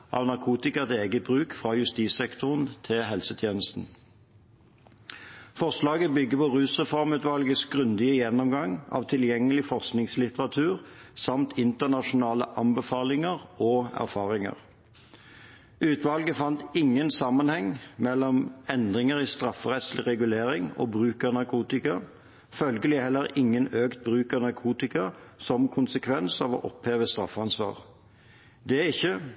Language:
Norwegian Bokmål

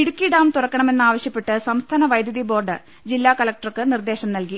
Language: Malayalam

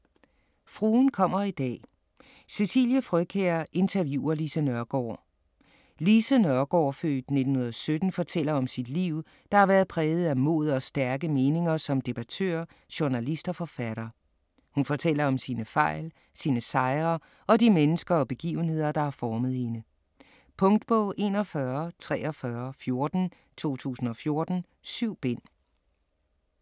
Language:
Danish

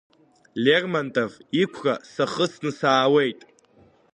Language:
Abkhazian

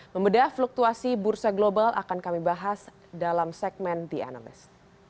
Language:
Indonesian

